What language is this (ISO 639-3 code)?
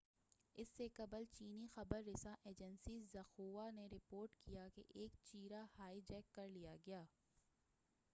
urd